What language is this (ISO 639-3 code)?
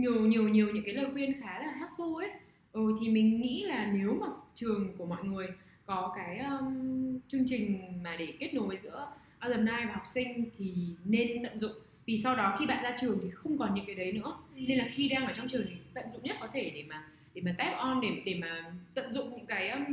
vie